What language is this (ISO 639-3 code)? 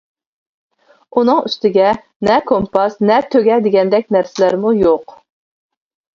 uig